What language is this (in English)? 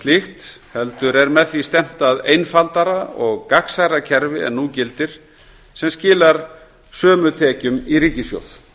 Icelandic